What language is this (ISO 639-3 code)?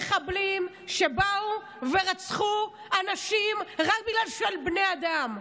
heb